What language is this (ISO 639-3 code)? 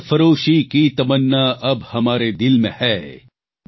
guj